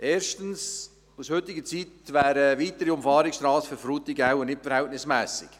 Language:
Swiss German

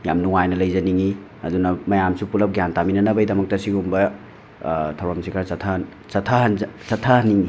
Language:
Manipuri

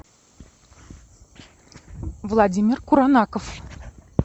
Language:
Russian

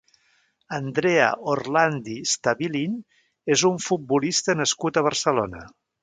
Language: Catalan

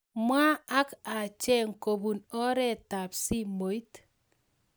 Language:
Kalenjin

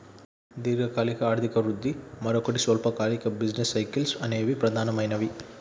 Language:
Telugu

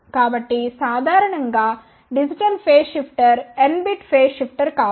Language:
Telugu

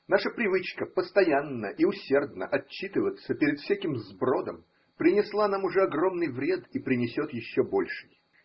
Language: Russian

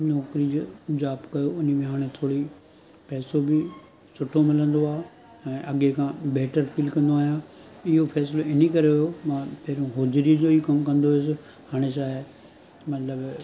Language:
Sindhi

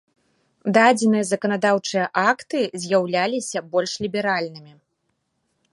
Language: Belarusian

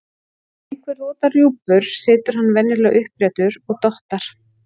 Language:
Icelandic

